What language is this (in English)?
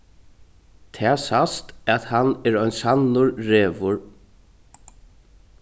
Faroese